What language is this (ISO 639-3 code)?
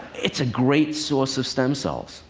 eng